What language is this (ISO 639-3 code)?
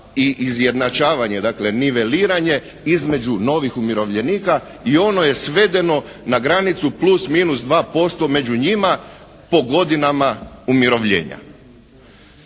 hrv